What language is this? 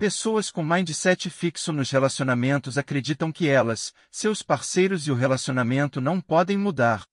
Portuguese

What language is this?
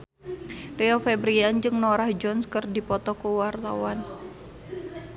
Sundanese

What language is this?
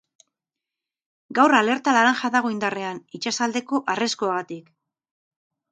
Basque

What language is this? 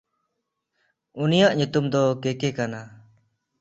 Santali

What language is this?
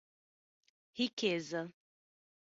Portuguese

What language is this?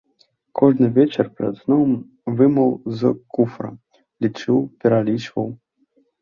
Belarusian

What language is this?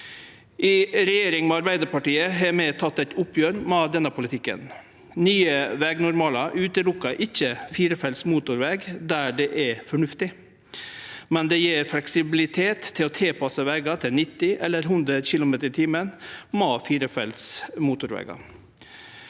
Norwegian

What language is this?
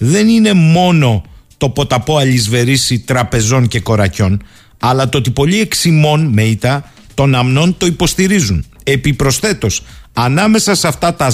Greek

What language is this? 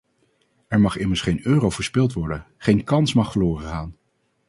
Dutch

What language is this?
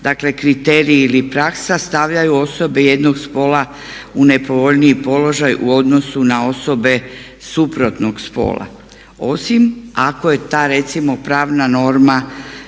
Croatian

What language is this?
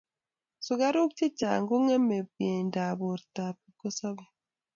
Kalenjin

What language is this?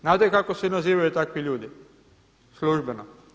Croatian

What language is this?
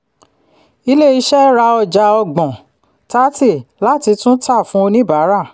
Yoruba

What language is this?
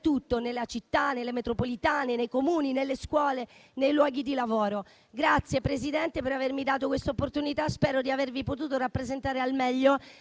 Italian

